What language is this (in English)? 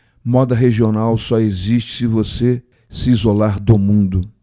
Portuguese